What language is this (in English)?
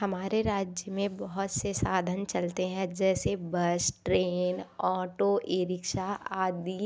Hindi